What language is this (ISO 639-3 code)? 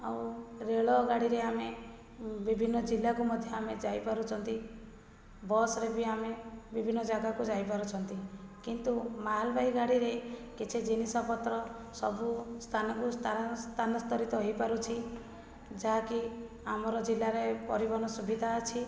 ori